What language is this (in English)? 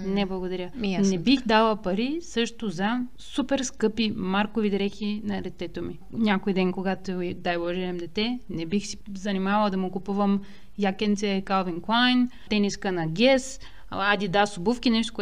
Bulgarian